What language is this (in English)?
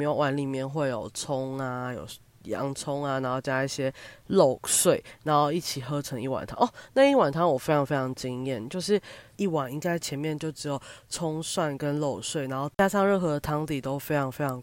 Chinese